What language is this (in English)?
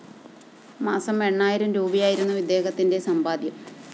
Malayalam